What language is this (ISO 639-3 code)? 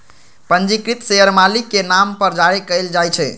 mag